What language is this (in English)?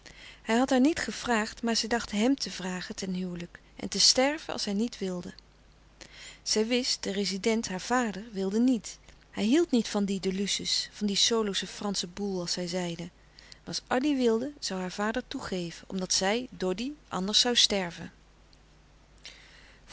Dutch